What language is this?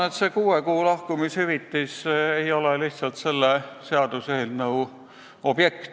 Estonian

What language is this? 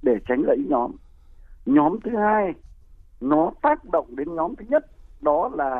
Vietnamese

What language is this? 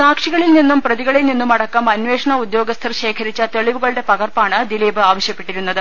Malayalam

